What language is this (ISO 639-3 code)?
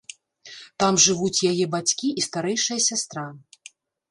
bel